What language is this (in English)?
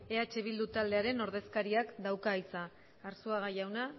Basque